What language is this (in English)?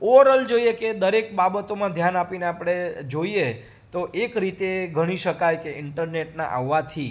Gujarati